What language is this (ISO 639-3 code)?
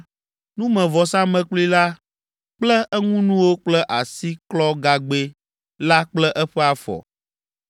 ewe